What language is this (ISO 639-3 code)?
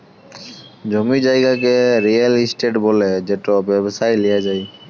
ben